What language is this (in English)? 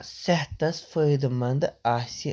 Kashmiri